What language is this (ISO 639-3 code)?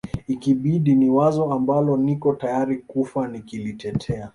swa